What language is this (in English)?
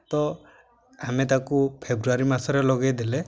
Odia